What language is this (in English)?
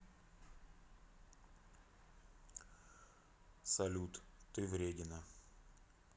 Russian